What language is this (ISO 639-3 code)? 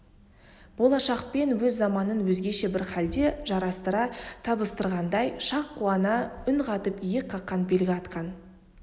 kaz